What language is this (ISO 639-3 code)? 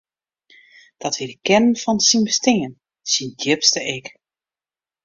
fry